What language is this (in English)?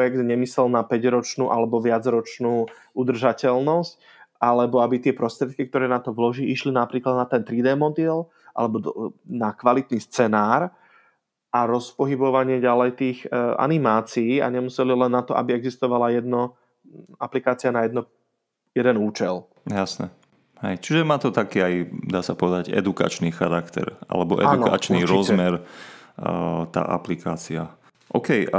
Slovak